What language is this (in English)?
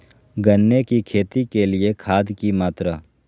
Magahi